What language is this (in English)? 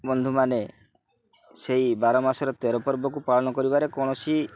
Odia